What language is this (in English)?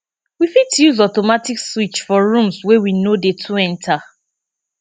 Nigerian Pidgin